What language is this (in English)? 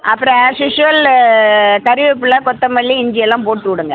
Tamil